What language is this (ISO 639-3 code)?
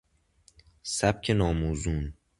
fas